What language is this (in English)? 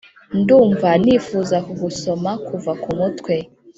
Kinyarwanda